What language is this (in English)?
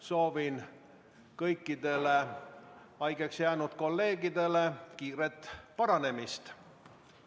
Estonian